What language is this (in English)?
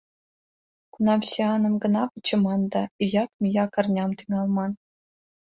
Mari